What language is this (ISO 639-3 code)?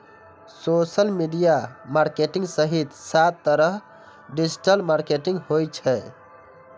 mai